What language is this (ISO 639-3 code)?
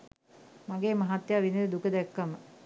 sin